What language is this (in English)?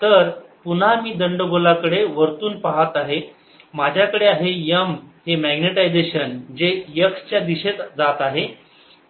Marathi